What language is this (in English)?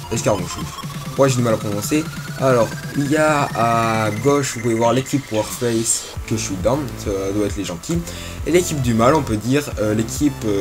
French